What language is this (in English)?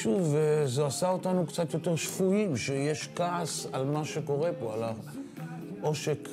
Hebrew